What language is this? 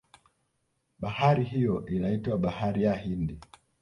Swahili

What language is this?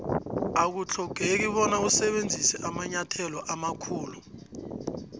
South Ndebele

